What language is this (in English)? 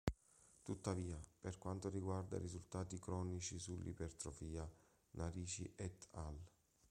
Italian